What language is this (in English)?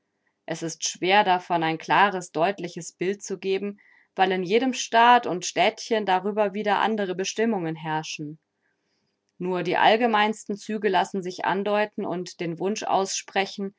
German